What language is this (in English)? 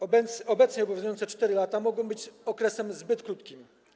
Polish